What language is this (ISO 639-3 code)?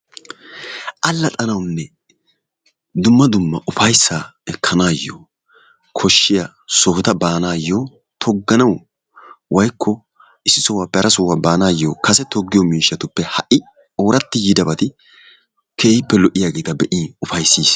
wal